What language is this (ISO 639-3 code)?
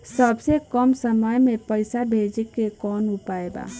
bho